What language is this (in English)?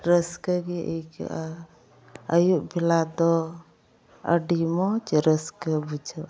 Santali